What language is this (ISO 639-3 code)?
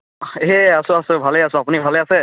asm